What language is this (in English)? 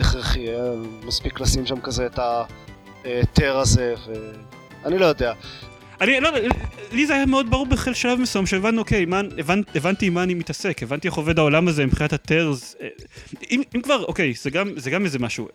Hebrew